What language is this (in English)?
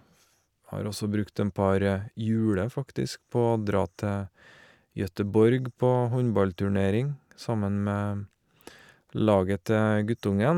Norwegian